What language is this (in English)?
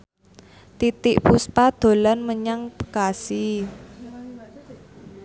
Javanese